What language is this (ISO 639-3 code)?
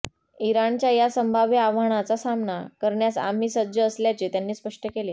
mar